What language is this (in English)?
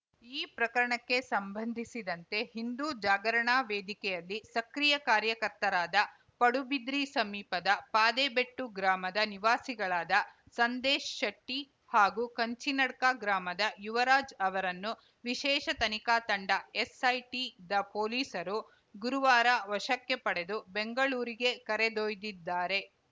Kannada